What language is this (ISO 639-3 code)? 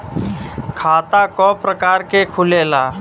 bho